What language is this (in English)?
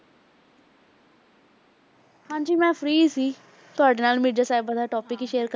Punjabi